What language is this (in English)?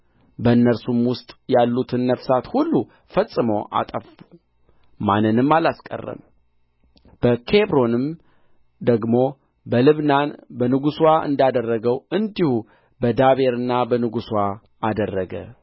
Amharic